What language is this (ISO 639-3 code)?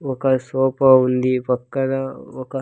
tel